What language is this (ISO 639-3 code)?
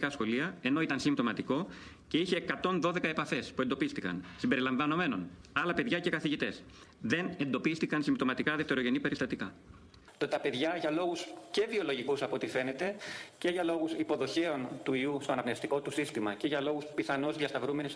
ell